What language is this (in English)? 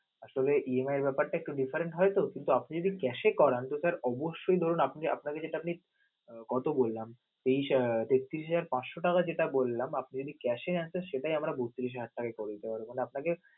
Bangla